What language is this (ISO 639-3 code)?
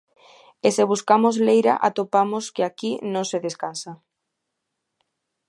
glg